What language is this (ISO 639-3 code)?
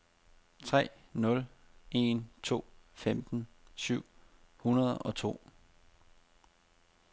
dan